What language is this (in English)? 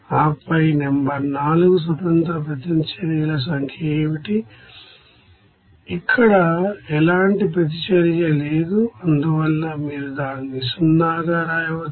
Telugu